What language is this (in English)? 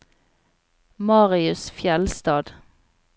Norwegian